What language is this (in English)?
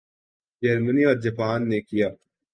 Urdu